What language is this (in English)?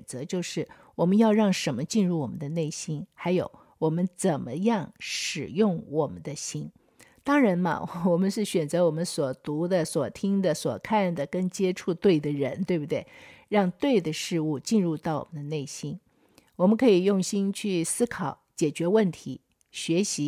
Chinese